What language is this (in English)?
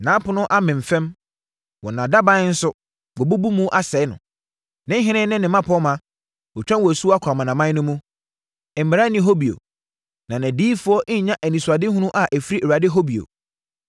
Akan